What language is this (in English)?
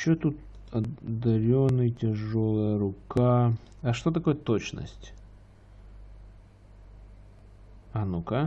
Russian